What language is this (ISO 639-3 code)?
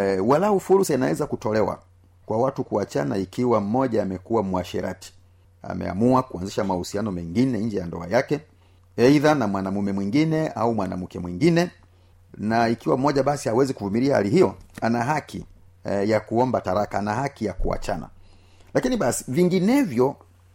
swa